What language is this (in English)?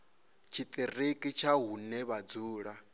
Venda